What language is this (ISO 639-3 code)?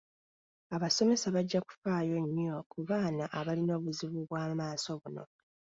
lug